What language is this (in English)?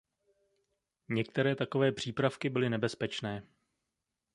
Czech